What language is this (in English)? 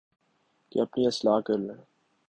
Urdu